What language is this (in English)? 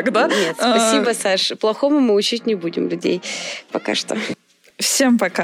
Russian